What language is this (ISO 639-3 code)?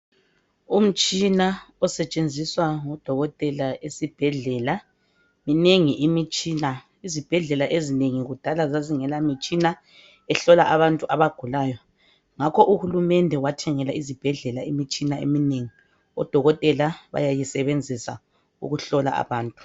nde